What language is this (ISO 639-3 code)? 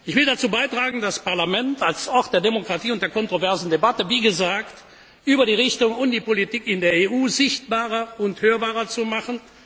deu